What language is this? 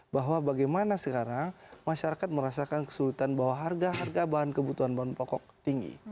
Indonesian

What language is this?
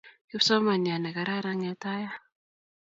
Kalenjin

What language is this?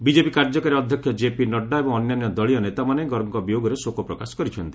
Odia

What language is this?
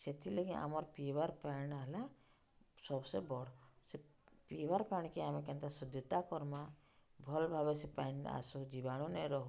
Odia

